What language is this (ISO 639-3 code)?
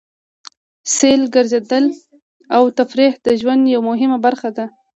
pus